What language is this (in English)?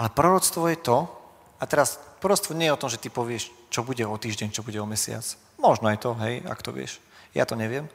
Slovak